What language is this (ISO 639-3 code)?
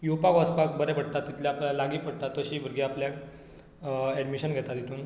kok